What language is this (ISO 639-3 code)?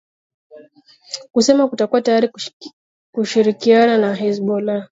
swa